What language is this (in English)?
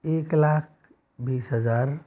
Hindi